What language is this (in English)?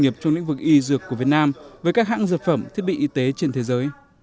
Vietnamese